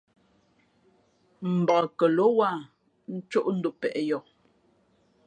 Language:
Fe'fe'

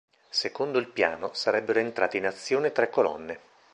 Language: Italian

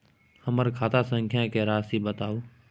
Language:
Maithili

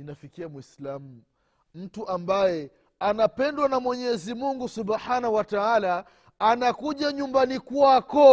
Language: Swahili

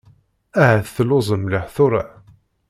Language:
Kabyle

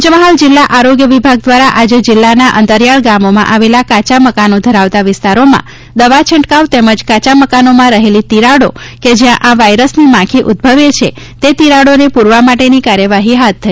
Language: Gujarati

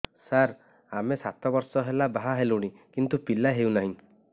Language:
Odia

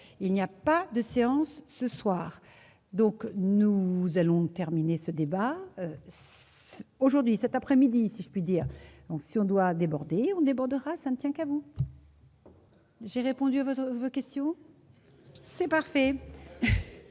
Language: French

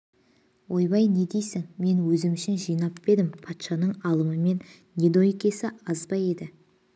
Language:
Kazakh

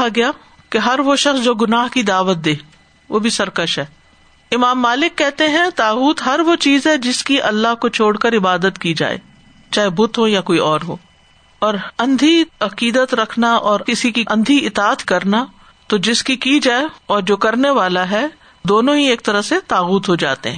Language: Urdu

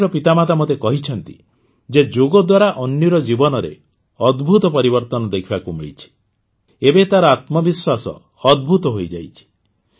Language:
Odia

